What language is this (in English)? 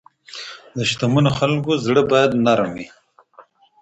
Pashto